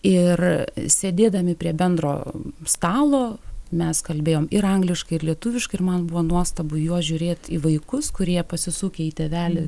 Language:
Lithuanian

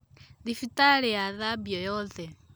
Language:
Kikuyu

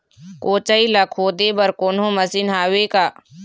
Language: Chhattisgarhi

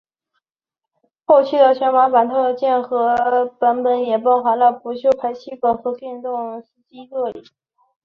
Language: Chinese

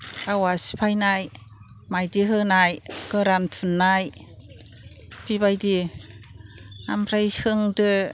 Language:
Bodo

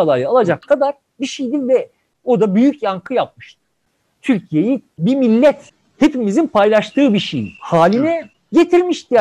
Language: Turkish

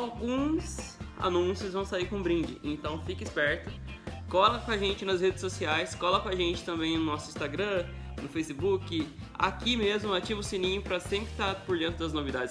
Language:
Portuguese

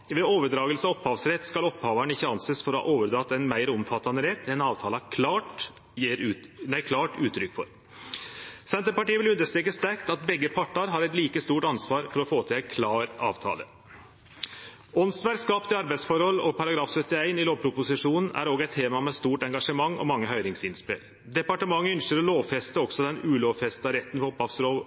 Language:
Norwegian Nynorsk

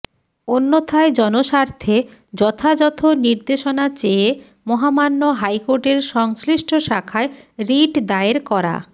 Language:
Bangla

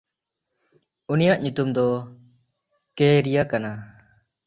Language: Santali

